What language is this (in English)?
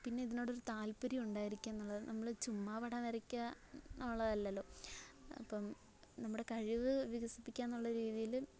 Malayalam